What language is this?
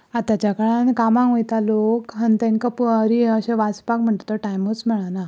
Konkani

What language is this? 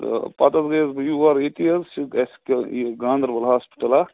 Kashmiri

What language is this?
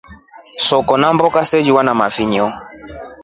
Rombo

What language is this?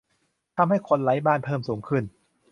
Thai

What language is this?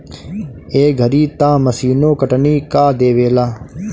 Bhojpuri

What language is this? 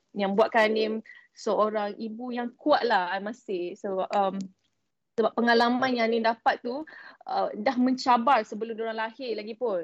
Malay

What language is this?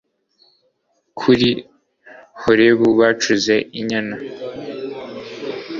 Kinyarwanda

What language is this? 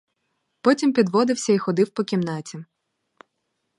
Ukrainian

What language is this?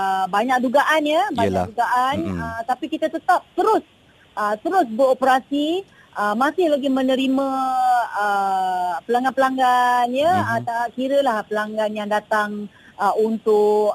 Malay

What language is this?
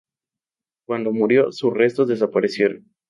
Spanish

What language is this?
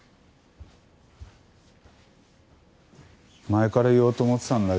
Japanese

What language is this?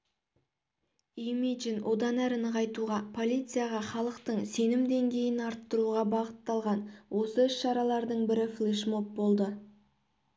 Kazakh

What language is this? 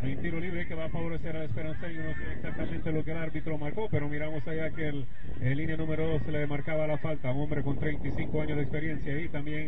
Spanish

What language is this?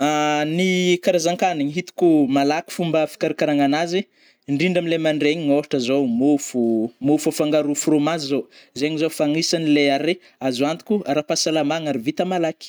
Northern Betsimisaraka Malagasy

